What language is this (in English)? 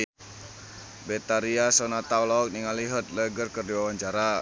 Sundanese